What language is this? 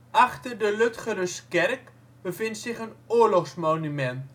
Dutch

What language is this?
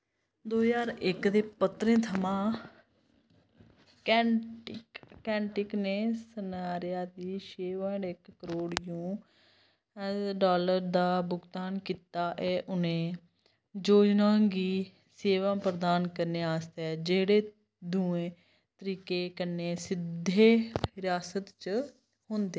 Dogri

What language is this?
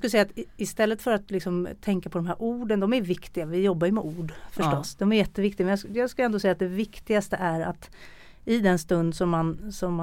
Swedish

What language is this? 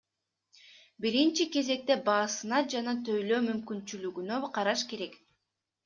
Kyrgyz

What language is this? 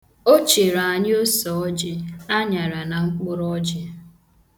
Igbo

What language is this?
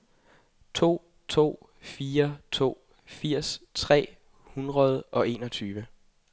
Danish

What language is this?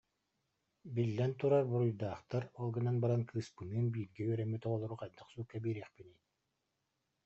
Yakut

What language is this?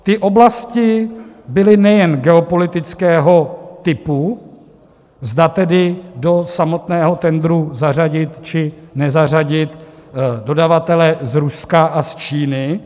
Czech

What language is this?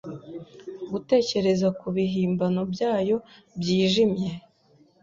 Kinyarwanda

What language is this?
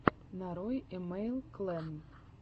Russian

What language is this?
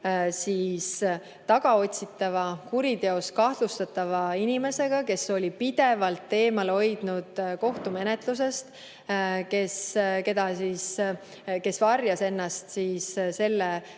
Estonian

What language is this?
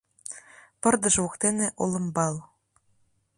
Mari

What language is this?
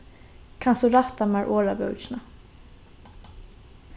Faroese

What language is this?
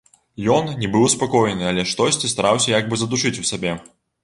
Belarusian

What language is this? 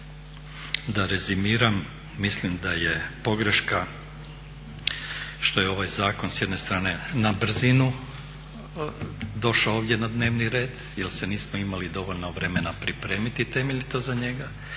Croatian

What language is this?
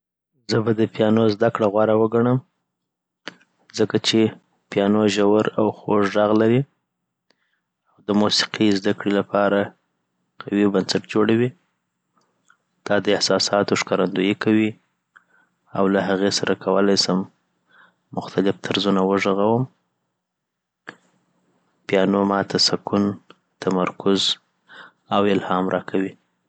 Southern Pashto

